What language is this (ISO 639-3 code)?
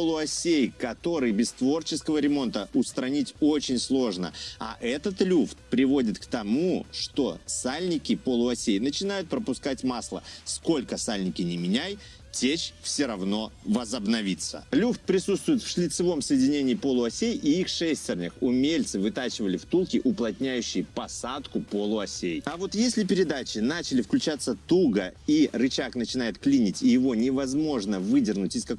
rus